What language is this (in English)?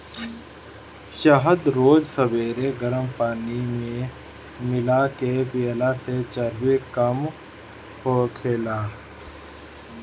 Bhojpuri